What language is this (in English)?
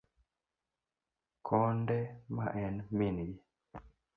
Luo (Kenya and Tanzania)